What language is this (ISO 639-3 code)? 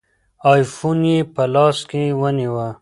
pus